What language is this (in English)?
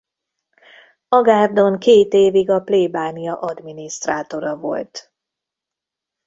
Hungarian